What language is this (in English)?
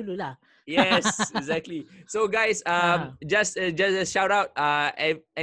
Malay